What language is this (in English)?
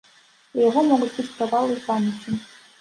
Belarusian